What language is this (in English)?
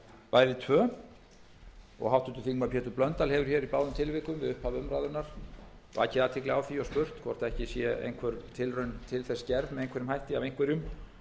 Icelandic